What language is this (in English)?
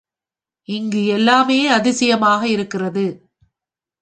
Tamil